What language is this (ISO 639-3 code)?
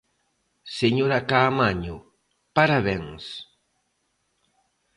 glg